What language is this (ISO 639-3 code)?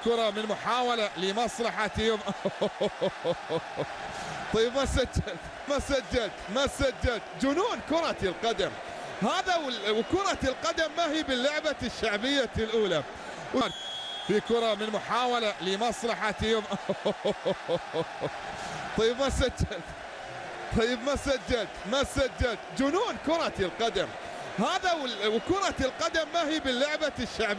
ara